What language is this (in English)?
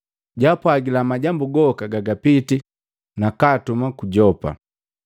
Matengo